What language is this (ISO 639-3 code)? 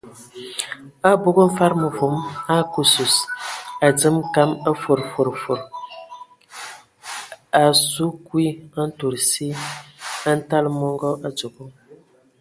ewo